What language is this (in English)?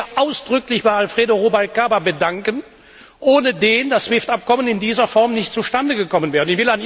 German